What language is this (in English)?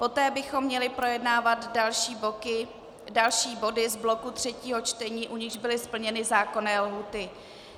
Czech